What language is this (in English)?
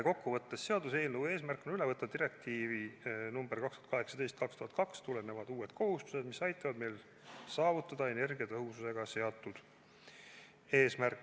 Estonian